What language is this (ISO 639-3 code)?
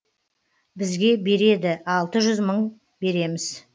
kaz